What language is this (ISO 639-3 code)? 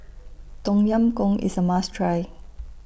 eng